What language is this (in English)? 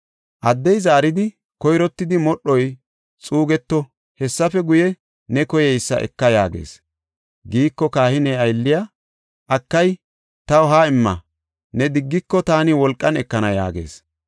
Gofa